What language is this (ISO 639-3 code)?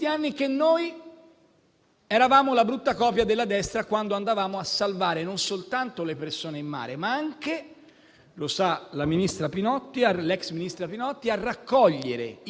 ita